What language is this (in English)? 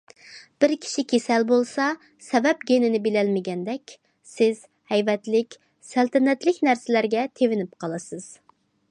Uyghur